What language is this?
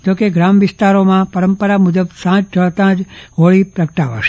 Gujarati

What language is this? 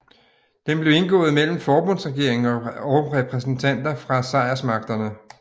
Danish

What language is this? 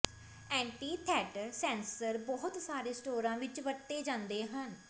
Punjabi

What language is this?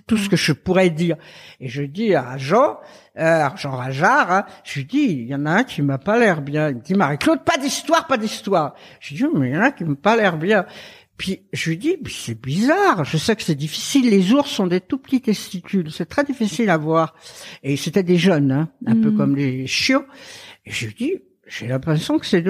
French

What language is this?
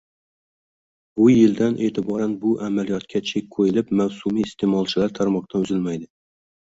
Uzbek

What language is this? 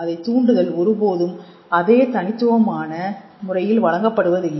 Tamil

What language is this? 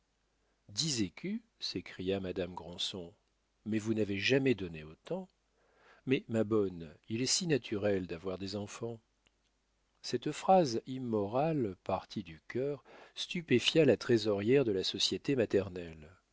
French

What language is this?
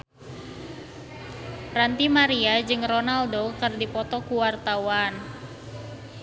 Sundanese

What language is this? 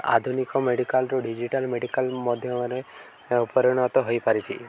Odia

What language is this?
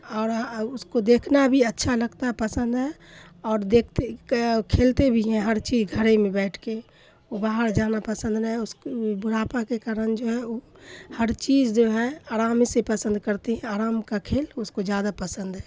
Urdu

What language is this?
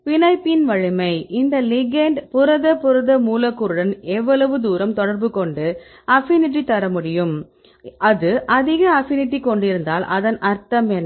Tamil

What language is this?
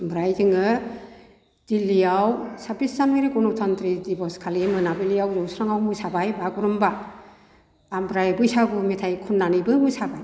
Bodo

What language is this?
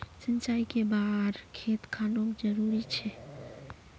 Magahi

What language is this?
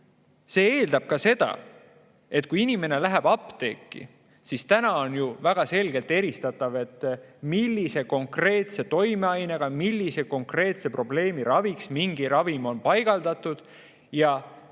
Estonian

